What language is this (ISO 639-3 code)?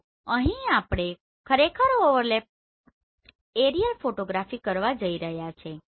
guj